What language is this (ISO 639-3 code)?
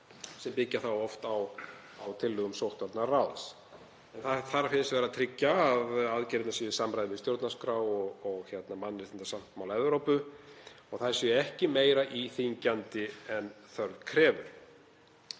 isl